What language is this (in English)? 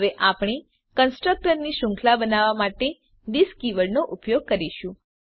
Gujarati